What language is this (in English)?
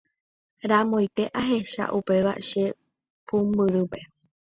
Guarani